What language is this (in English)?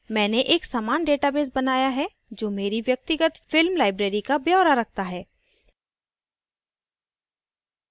Hindi